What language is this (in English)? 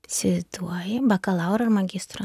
Lithuanian